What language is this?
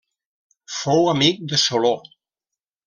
Catalan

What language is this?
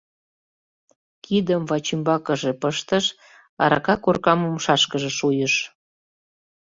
Mari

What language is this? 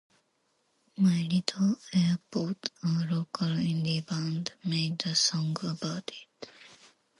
English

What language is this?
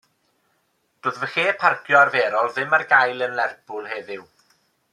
Welsh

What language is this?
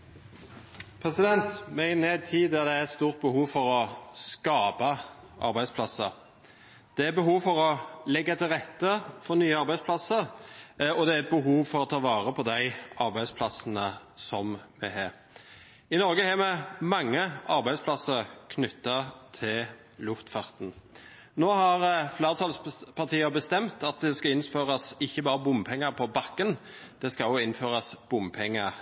Norwegian Bokmål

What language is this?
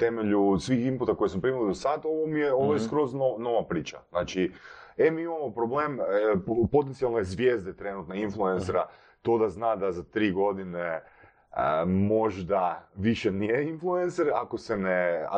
Croatian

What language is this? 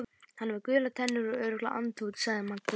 Icelandic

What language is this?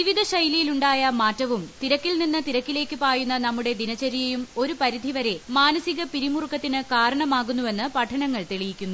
Malayalam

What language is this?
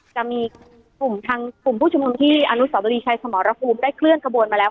Thai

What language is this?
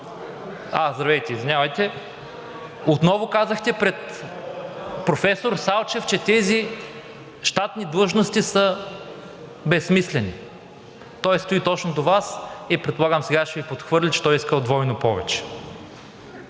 Bulgarian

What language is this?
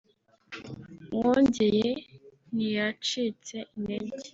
Kinyarwanda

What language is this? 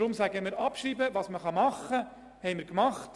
Swiss German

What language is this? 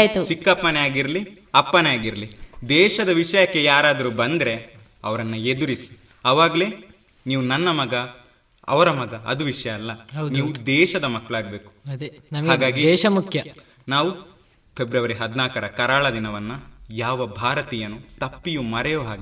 Kannada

